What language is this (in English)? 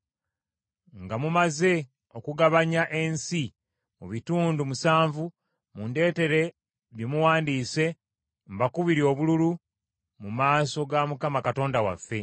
Ganda